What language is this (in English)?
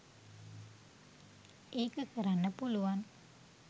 Sinhala